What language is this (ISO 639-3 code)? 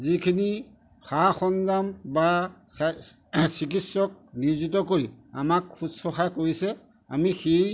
asm